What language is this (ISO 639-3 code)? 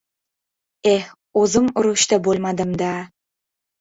uzb